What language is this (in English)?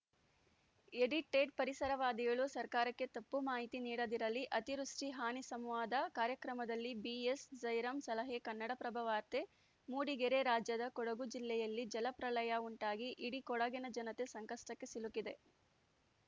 Kannada